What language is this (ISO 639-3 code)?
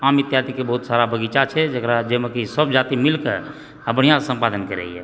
mai